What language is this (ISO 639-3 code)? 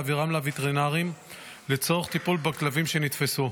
heb